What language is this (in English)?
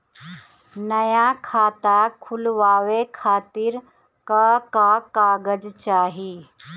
Bhojpuri